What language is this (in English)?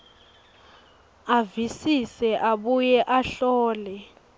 Swati